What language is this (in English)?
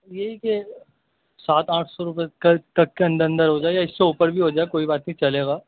Urdu